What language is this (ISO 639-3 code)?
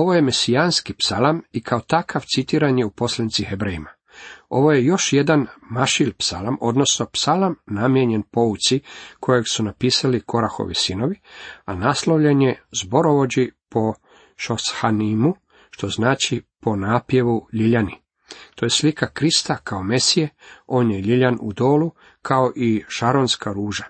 hrv